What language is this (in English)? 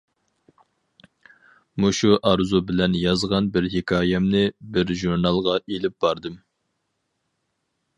Uyghur